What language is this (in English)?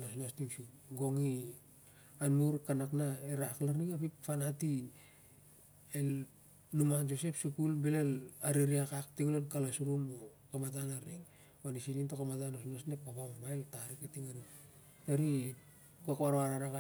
Siar-Lak